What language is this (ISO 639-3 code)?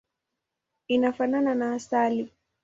swa